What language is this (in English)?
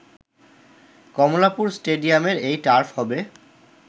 Bangla